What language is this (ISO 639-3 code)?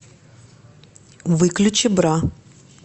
rus